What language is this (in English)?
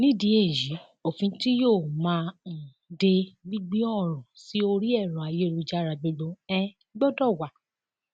Yoruba